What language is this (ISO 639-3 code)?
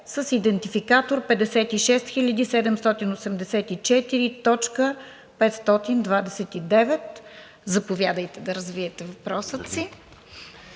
bul